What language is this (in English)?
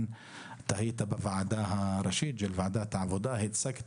Hebrew